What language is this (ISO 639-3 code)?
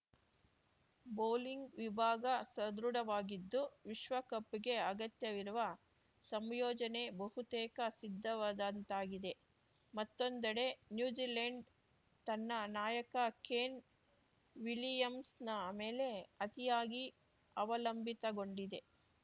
kan